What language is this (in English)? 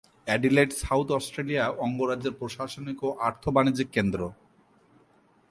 Bangla